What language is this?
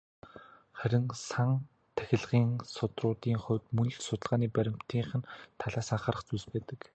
Mongolian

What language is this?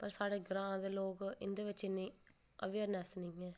Dogri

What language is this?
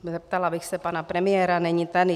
Czech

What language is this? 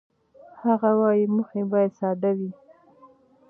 Pashto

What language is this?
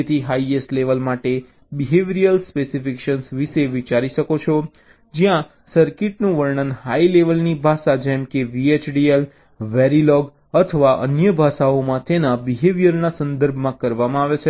Gujarati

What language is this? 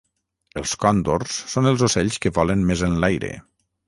Catalan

